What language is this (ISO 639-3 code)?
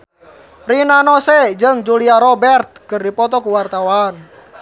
sun